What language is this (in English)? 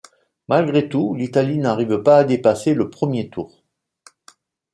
French